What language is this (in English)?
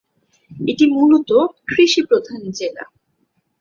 Bangla